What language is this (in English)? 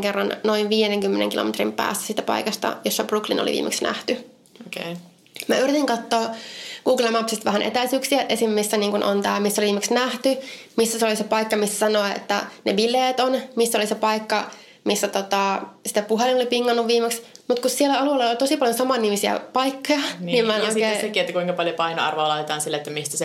Finnish